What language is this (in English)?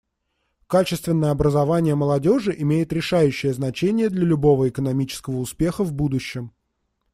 Russian